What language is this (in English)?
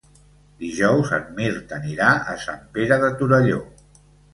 Catalan